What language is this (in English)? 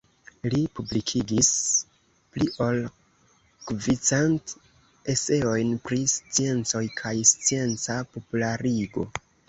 Esperanto